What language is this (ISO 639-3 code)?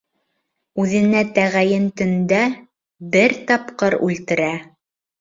bak